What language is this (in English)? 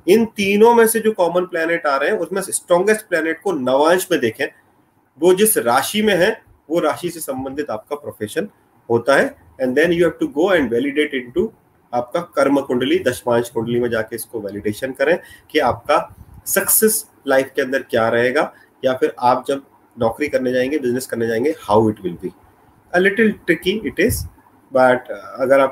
Hindi